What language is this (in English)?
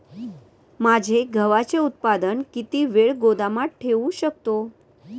Marathi